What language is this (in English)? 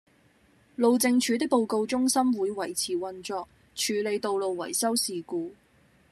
Cantonese